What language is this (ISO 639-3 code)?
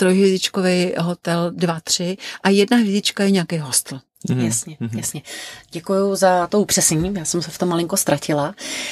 ces